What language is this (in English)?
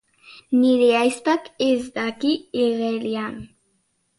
Basque